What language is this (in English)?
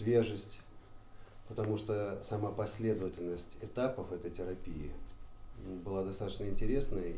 Russian